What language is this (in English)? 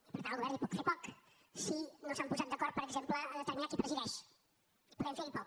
Catalan